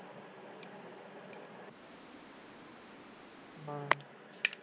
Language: Punjabi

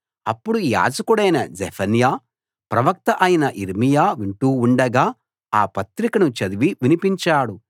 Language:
Telugu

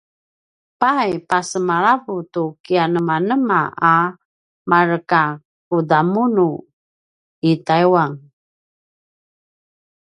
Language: Paiwan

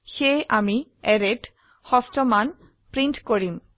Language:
Assamese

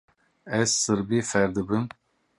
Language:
Kurdish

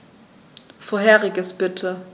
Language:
German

